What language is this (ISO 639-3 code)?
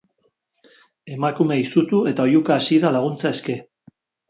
eus